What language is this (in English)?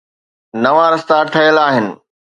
Sindhi